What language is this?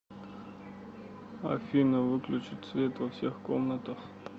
Russian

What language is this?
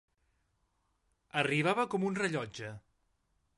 Catalan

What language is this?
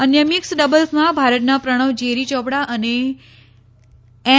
Gujarati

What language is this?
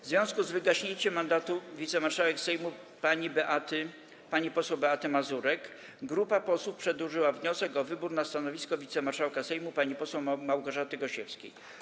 Polish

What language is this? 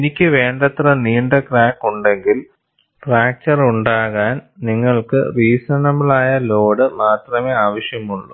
Malayalam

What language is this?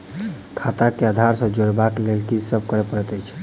Maithili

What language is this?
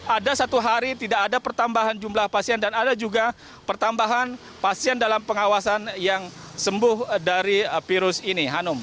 Indonesian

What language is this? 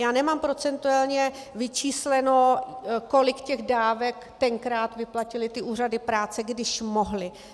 Czech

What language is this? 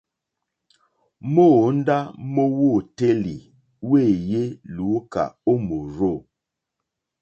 Mokpwe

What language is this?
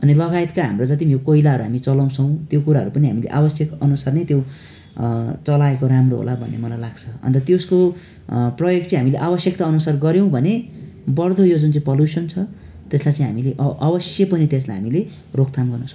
Nepali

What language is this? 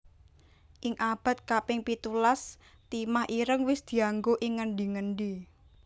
Javanese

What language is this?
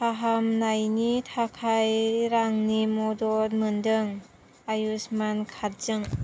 Bodo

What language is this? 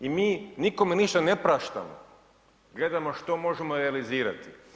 Croatian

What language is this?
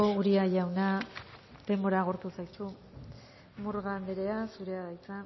Basque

